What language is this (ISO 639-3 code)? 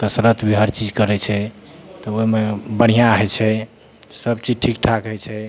mai